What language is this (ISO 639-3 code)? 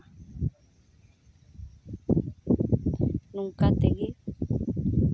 sat